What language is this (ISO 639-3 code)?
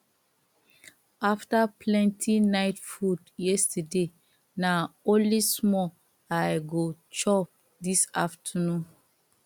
pcm